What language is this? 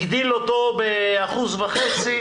Hebrew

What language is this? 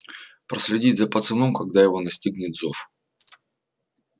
Russian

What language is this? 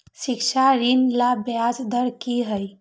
Magahi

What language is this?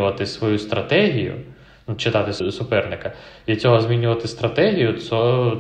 Ukrainian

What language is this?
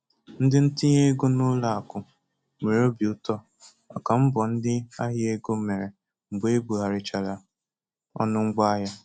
Igbo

